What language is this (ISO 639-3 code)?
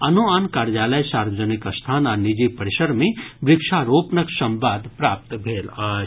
mai